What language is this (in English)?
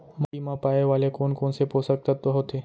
Chhattisgarhi